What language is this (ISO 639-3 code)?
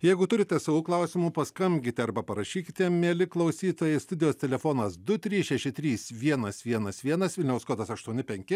lit